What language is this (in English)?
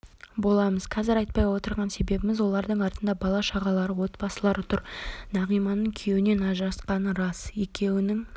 Kazakh